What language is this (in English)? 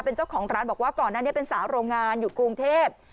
Thai